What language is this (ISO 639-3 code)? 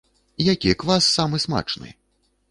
bel